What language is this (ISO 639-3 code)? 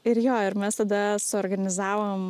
lit